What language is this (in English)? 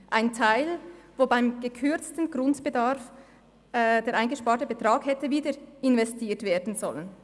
Swiss German